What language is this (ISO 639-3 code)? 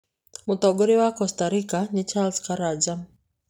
kik